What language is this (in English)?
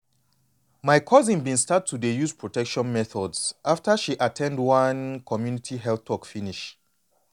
Nigerian Pidgin